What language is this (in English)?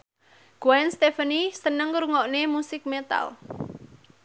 Javanese